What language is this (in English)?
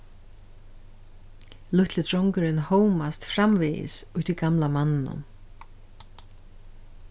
Faroese